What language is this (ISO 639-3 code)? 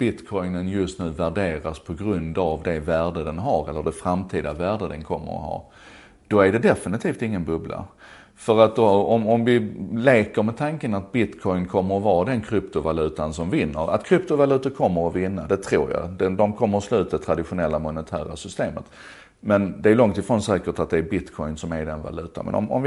swe